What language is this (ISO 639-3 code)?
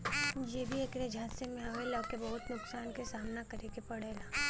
bho